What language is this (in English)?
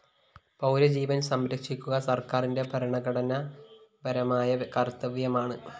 Malayalam